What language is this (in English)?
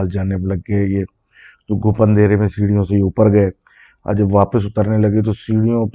Urdu